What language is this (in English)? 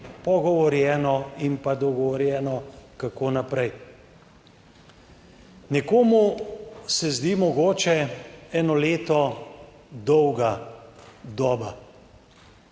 Slovenian